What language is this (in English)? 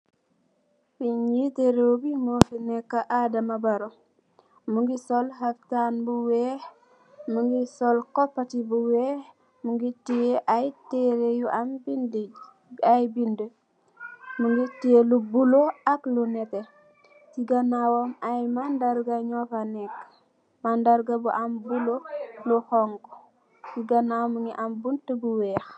Wolof